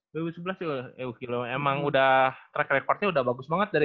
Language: Indonesian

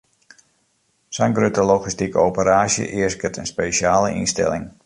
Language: Western Frisian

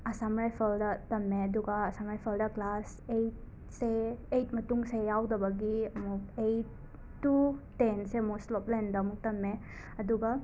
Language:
Manipuri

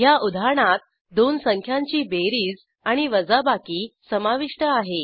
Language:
Marathi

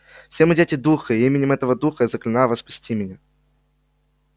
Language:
Russian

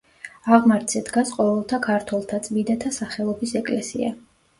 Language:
Georgian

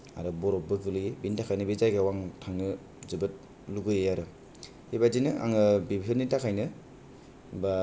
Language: Bodo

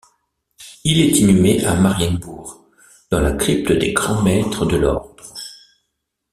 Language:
French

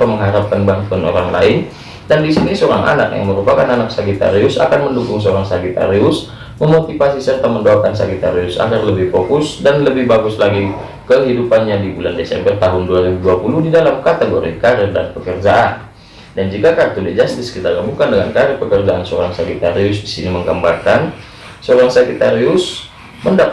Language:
Indonesian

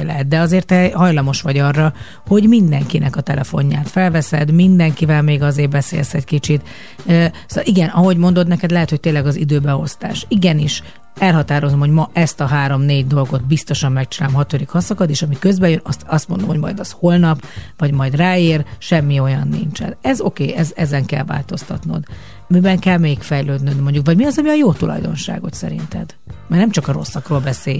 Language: Hungarian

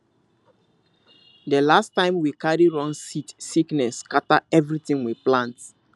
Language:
Nigerian Pidgin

